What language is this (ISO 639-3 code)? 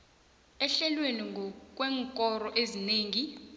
nbl